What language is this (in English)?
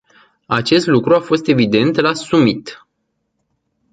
Romanian